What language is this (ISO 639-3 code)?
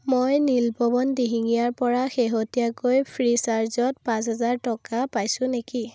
asm